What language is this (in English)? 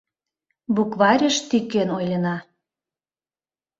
Mari